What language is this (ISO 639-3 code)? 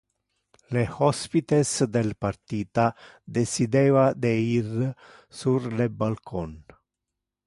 ina